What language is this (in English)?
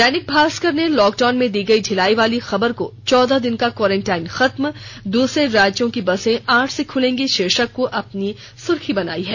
Hindi